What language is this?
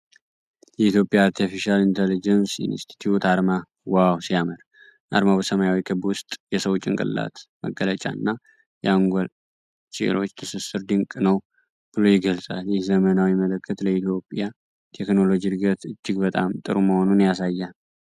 Amharic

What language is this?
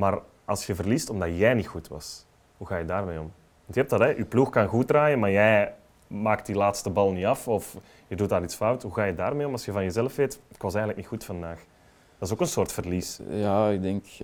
Dutch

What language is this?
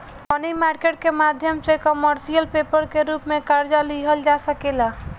Bhojpuri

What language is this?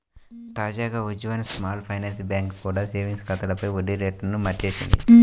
Telugu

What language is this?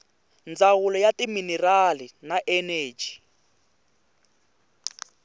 Tsonga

